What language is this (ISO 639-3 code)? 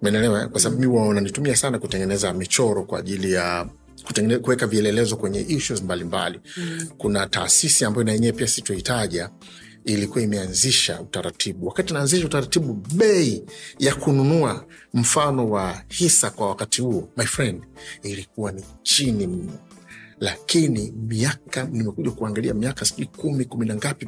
swa